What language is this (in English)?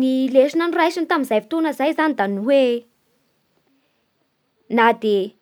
Bara Malagasy